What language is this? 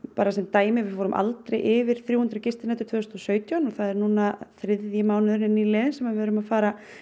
Icelandic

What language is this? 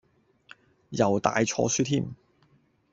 Cantonese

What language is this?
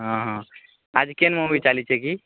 Odia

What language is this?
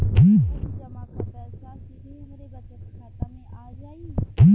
Bhojpuri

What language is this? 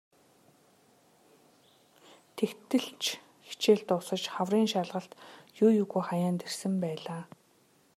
Mongolian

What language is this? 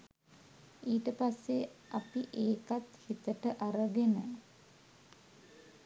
Sinhala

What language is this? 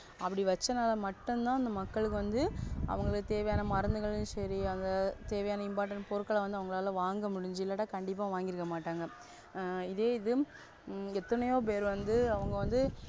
Tamil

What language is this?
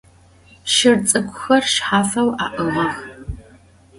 Adyghe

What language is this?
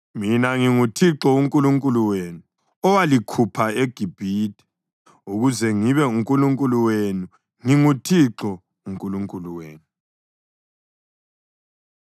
North Ndebele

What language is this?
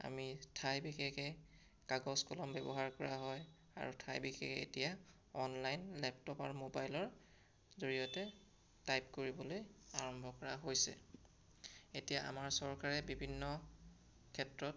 Assamese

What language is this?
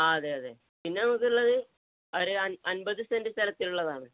Malayalam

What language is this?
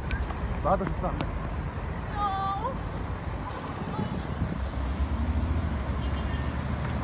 Turkish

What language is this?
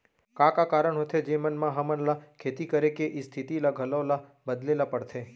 Chhattisgarhi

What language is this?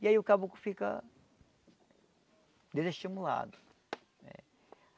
Portuguese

